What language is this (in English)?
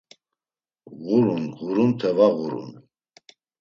Laz